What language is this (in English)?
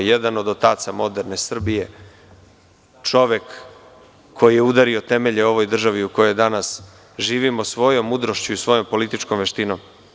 Serbian